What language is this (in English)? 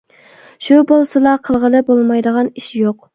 Uyghur